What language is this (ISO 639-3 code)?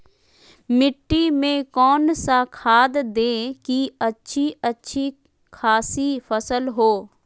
mag